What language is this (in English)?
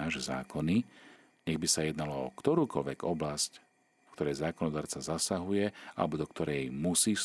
Slovak